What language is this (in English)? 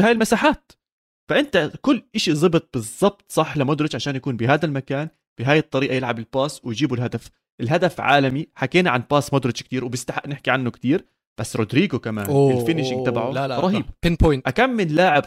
Arabic